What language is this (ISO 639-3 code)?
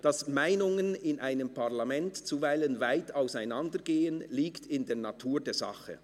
gsw